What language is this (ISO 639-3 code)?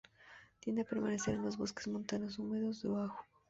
spa